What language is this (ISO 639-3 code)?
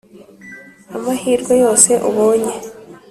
kin